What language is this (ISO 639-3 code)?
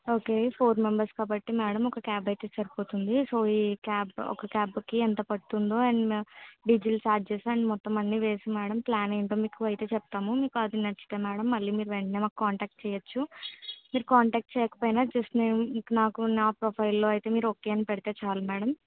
tel